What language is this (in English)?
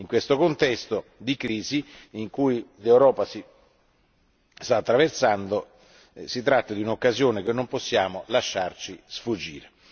Italian